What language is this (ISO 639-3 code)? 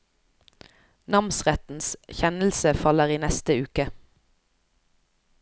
nor